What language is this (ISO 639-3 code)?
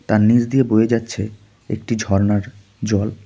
ben